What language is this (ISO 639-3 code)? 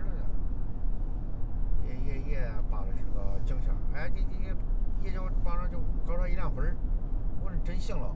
zho